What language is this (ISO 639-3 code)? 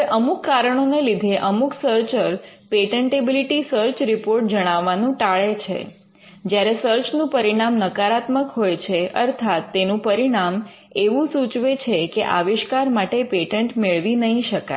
guj